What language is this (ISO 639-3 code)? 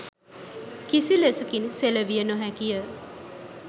sin